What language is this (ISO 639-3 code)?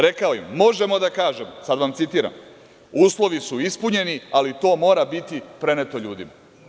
srp